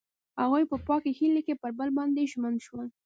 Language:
Pashto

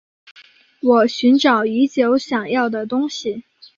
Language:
Chinese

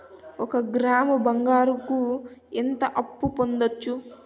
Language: Telugu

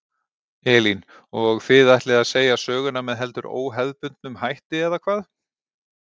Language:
Icelandic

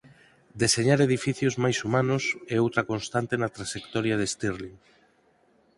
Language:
Galician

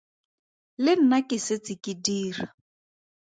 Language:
Tswana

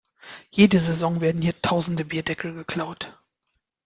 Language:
German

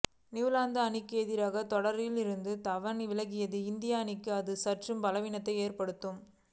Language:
Tamil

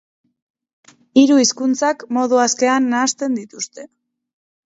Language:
Basque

